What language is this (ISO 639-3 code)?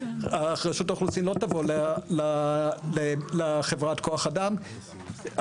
heb